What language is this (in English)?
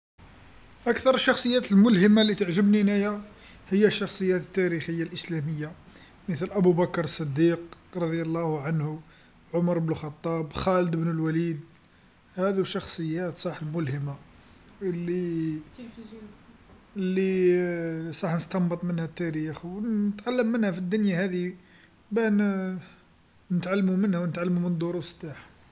Algerian Arabic